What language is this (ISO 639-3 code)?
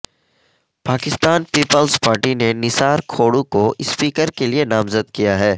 urd